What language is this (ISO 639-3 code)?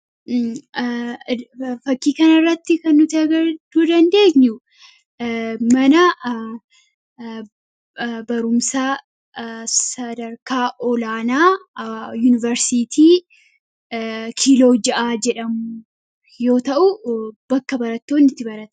orm